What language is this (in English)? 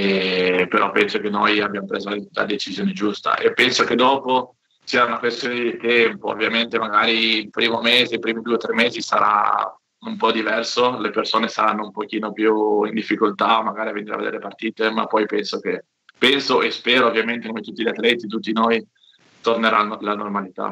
Italian